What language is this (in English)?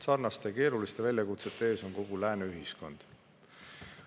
Estonian